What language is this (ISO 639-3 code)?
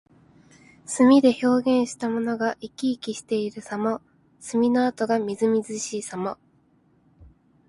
jpn